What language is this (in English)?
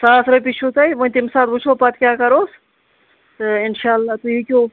Kashmiri